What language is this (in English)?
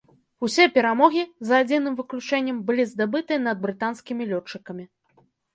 Belarusian